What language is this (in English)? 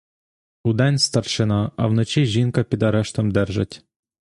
Ukrainian